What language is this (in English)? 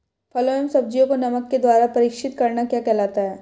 Hindi